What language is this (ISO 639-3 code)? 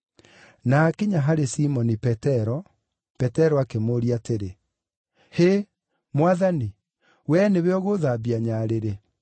kik